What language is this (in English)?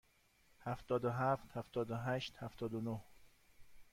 Persian